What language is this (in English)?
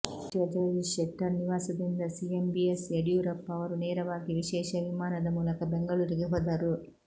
Kannada